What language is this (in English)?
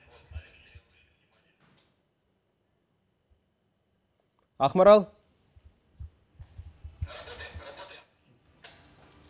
Kazakh